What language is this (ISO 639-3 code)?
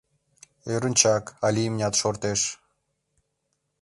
chm